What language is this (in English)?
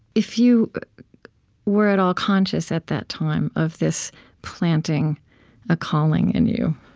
English